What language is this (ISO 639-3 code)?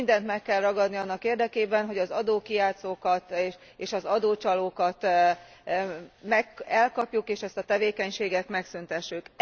hun